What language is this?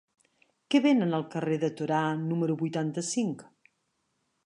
Catalan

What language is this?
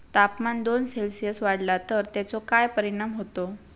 Marathi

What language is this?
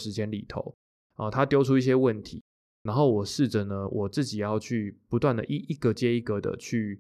Chinese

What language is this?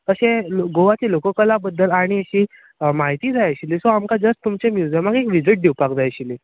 Konkani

